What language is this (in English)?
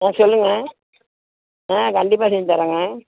Tamil